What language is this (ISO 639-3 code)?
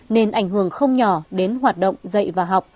vie